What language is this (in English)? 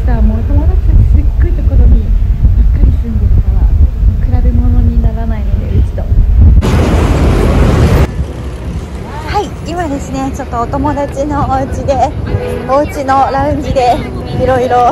Japanese